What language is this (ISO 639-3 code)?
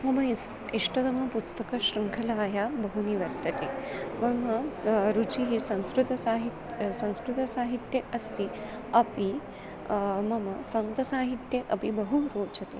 san